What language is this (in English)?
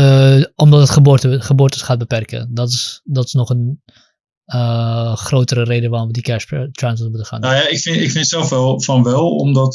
Dutch